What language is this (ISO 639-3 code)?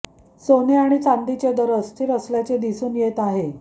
mar